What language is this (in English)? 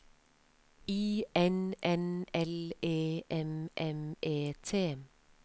Norwegian